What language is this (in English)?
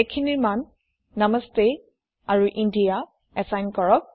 Assamese